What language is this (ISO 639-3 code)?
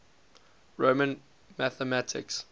eng